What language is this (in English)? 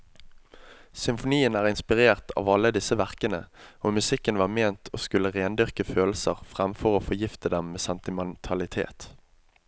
Norwegian